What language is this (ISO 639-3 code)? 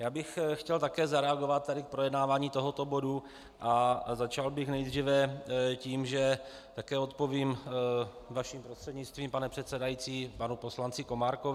ces